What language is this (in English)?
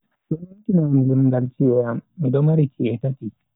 Bagirmi Fulfulde